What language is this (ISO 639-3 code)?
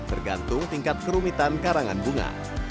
ind